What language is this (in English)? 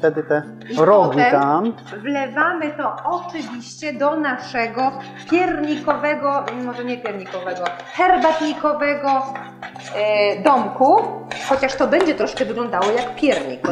Polish